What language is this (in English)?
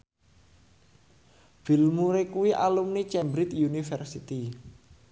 Javanese